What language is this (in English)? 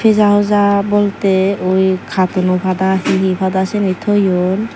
Chakma